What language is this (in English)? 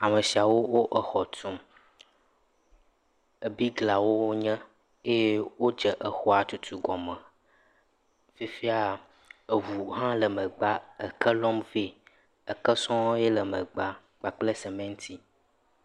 Ewe